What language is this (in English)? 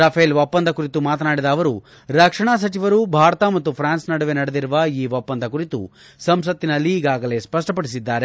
Kannada